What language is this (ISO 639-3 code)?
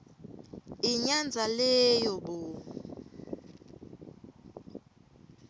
ssw